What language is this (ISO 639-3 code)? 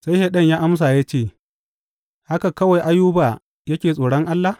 hau